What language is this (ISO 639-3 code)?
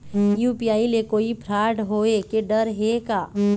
hne